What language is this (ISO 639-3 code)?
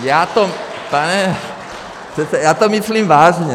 ces